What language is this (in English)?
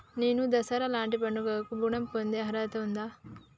Telugu